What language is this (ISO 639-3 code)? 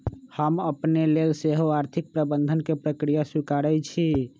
mag